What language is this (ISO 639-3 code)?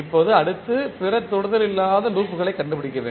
tam